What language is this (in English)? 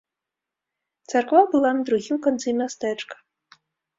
Belarusian